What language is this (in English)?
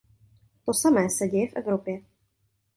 Czech